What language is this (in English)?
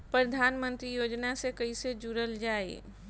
Bhojpuri